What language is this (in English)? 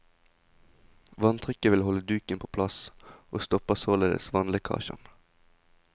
Norwegian